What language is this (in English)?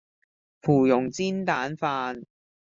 Cantonese